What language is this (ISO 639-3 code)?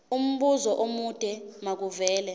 zul